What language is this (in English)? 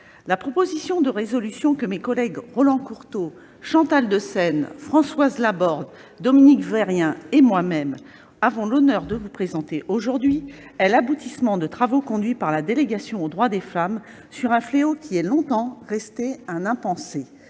French